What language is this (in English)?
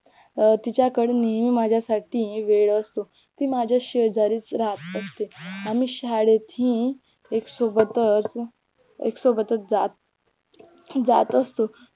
Marathi